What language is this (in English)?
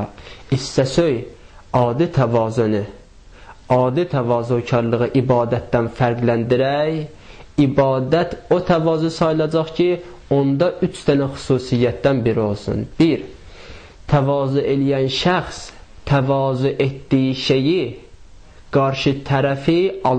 Turkish